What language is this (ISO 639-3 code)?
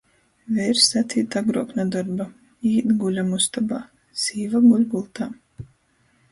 ltg